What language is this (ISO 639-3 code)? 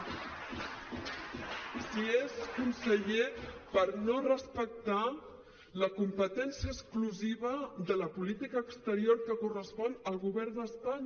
cat